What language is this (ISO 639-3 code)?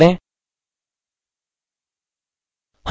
hin